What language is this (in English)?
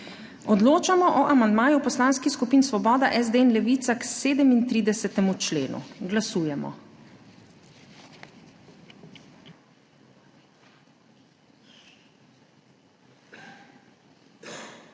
Slovenian